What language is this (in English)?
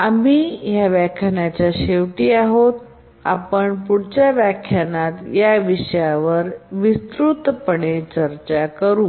Marathi